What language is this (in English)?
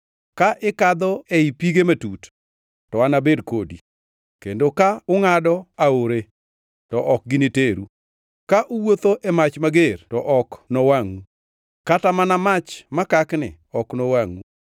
Luo (Kenya and Tanzania)